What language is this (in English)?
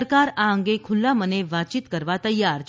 Gujarati